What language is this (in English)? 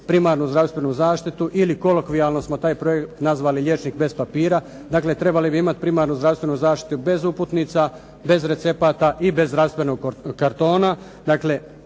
Croatian